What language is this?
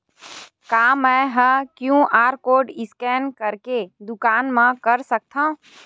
Chhattisgarhi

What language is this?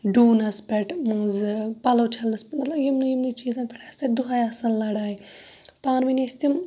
Kashmiri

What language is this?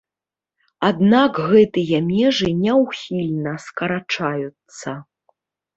Belarusian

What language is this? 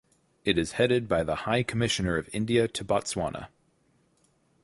English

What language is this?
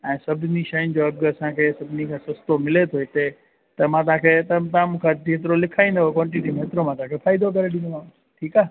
Sindhi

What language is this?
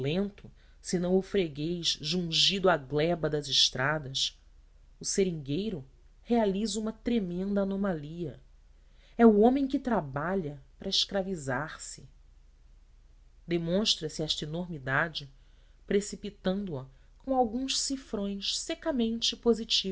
Portuguese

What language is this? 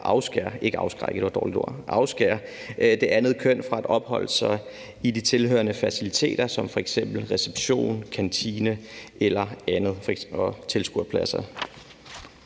Danish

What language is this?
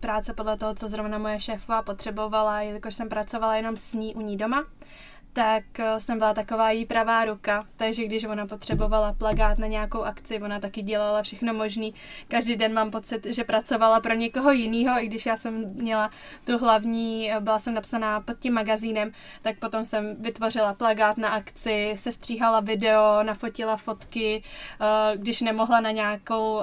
Czech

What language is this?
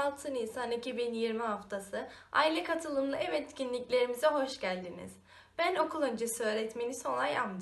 Turkish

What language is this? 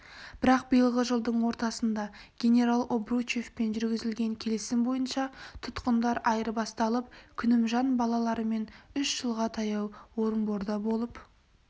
Kazakh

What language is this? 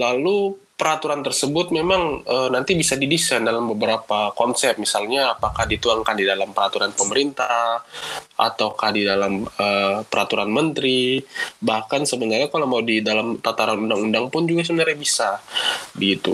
Indonesian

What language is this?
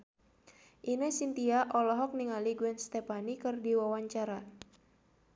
Sundanese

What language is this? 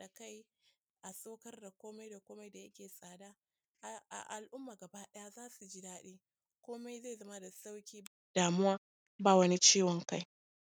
Hausa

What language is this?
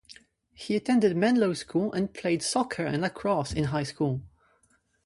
English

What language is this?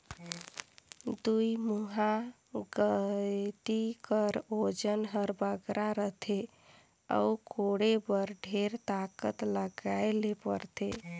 Chhattisgarhi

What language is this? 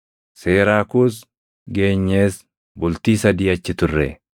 Oromo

